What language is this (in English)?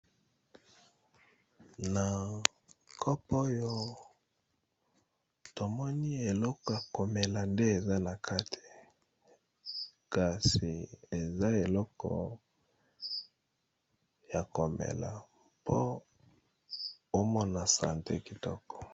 Lingala